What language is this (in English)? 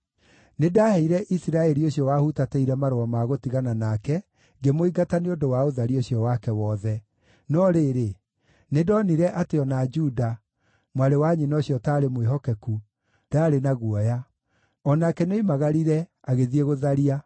Kikuyu